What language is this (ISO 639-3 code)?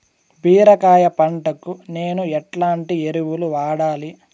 tel